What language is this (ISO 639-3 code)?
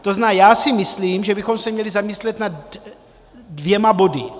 ces